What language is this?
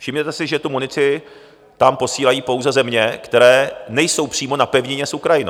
Czech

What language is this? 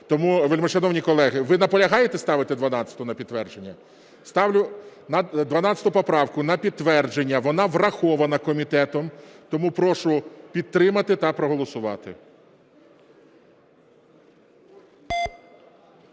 Ukrainian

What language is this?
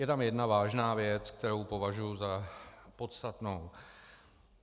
Czech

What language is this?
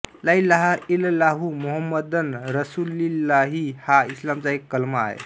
Marathi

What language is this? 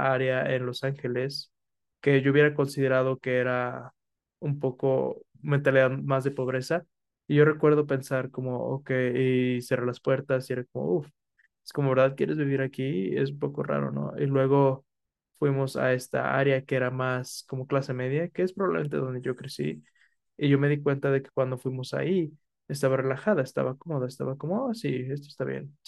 Spanish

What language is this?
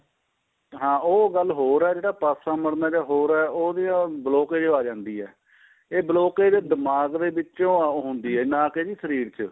Punjabi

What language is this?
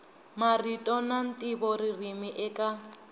Tsonga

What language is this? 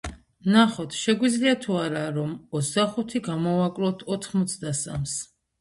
Georgian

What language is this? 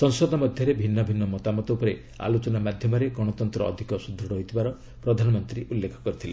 Odia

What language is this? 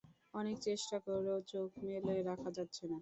Bangla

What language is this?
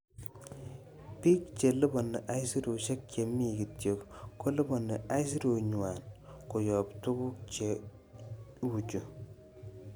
Kalenjin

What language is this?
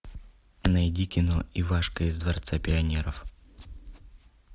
Russian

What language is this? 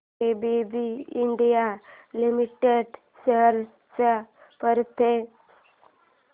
Marathi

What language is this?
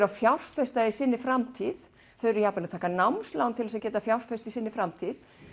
Icelandic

